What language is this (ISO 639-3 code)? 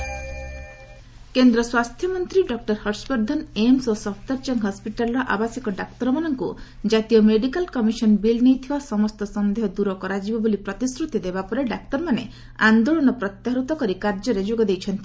ori